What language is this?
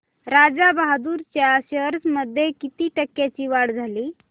Marathi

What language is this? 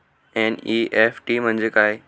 Marathi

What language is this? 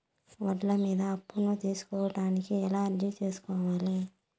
Telugu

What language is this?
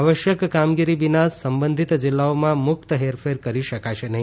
Gujarati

